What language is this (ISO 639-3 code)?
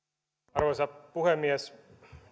fin